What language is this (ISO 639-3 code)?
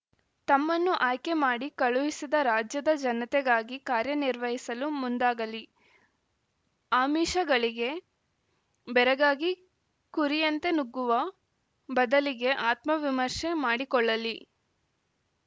kan